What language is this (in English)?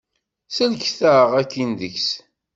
Kabyle